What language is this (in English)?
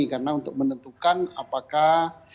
Indonesian